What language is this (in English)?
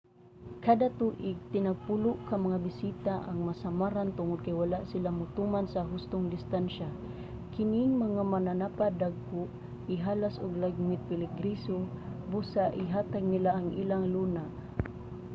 Cebuano